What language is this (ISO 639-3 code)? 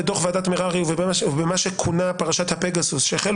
heb